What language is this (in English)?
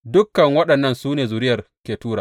Hausa